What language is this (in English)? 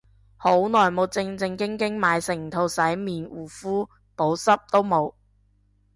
Cantonese